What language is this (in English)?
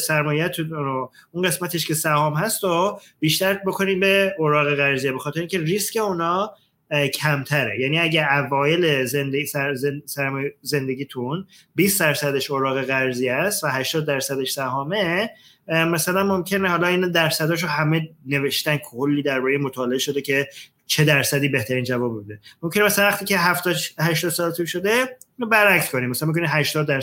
Persian